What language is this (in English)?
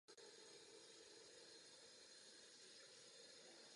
Czech